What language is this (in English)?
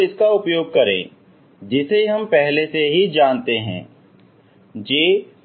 Hindi